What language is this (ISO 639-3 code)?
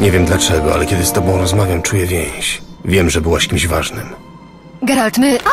pol